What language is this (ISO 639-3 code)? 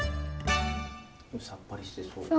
jpn